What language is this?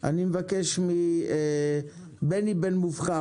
Hebrew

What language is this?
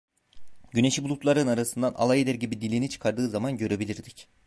Turkish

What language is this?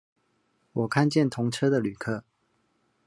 Chinese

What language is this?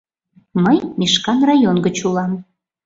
Mari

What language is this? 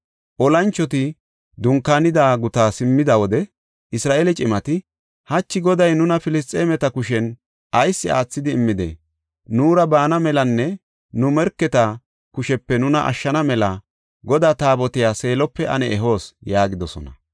Gofa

